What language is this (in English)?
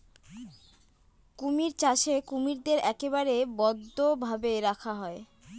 Bangla